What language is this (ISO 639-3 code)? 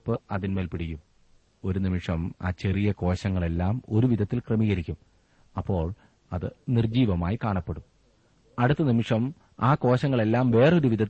mal